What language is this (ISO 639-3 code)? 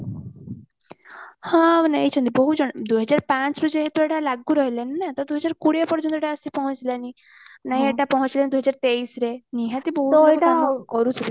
ori